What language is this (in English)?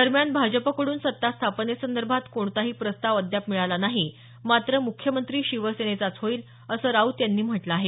Marathi